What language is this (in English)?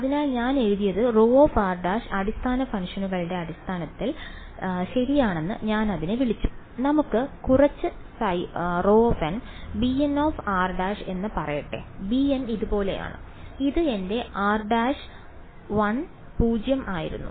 Malayalam